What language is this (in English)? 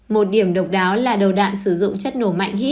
Vietnamese